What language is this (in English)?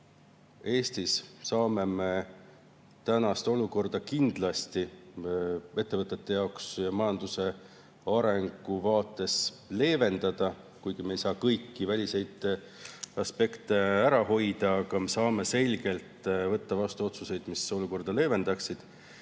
Estonian